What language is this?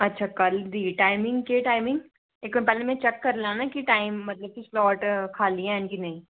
Dogri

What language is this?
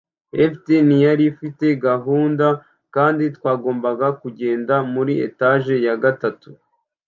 Kinyarwanda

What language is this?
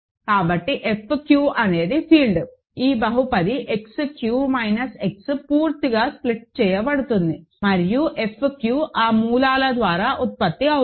Telugu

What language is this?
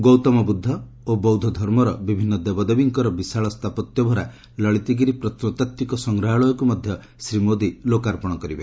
Odia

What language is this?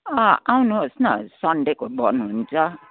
Nepali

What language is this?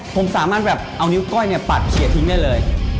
Thai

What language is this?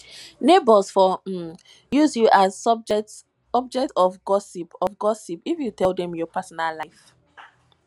Nigerian Pidgin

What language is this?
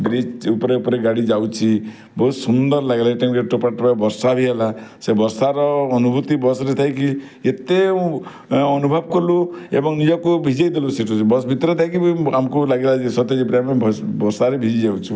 Odia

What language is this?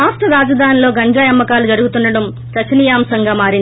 Telugu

